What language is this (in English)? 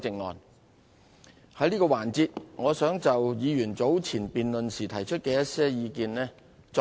Cantonese